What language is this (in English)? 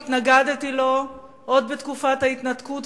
Hebrew